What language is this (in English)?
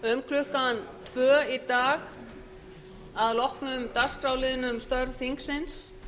Icelandic